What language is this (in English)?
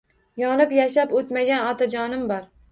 Uzbek